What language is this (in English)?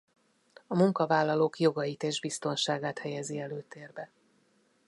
Hungarian